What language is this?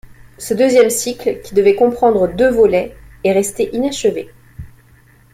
French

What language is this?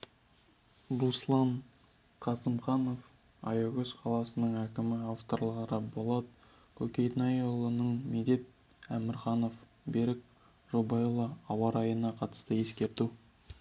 Kazakh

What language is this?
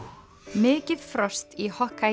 Icelandic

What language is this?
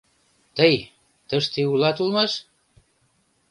Mari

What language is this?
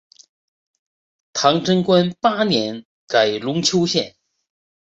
Chinese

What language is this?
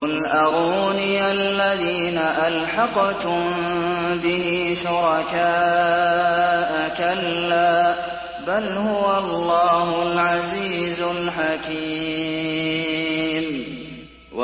Arabic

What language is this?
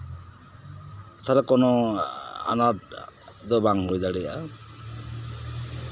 Santali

